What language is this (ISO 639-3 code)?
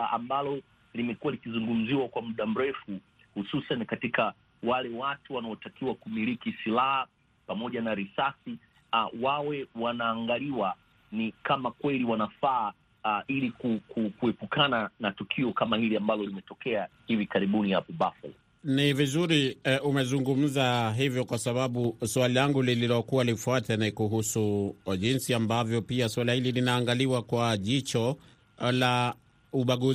swa